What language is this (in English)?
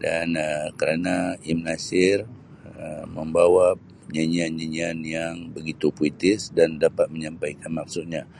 Sabah Malay